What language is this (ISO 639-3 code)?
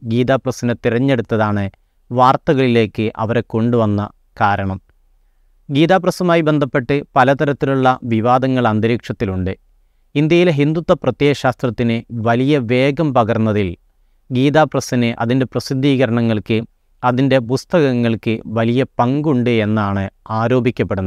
mal